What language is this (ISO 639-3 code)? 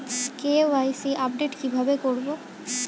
ben